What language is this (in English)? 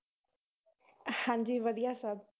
Punjabi